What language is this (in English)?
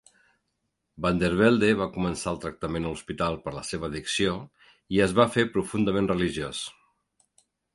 Catalan